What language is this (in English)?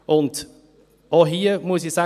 Swiss German